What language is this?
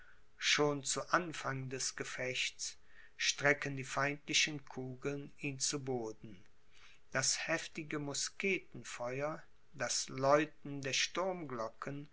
German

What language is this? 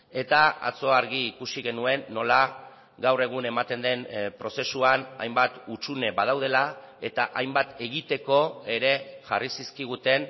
Basque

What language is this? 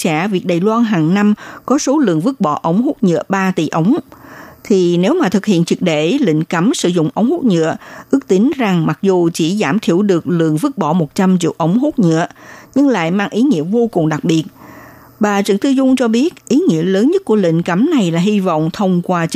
Vietnamese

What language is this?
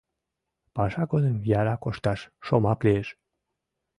Mari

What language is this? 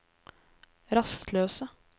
Norwegian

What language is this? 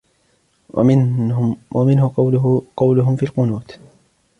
Arabic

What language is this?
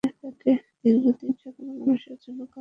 Bangla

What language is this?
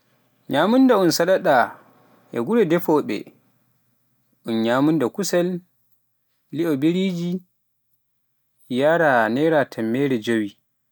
Pular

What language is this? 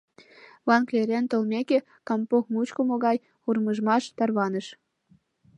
Mari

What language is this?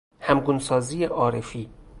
Persian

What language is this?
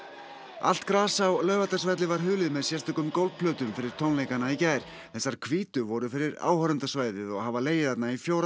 Icelandic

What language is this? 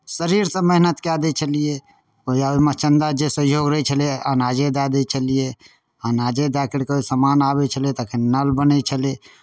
Maithili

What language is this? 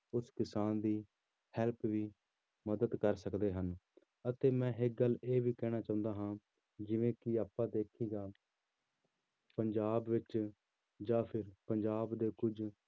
Punjabi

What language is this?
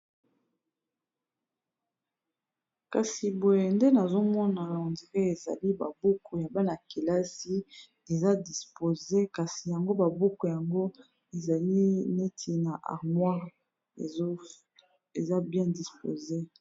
Lingala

